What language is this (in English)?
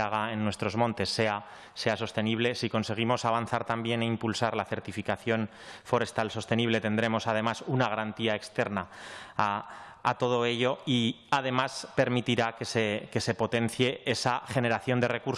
Spanish